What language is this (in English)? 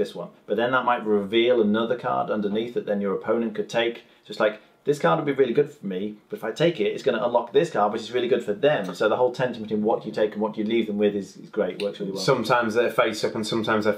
English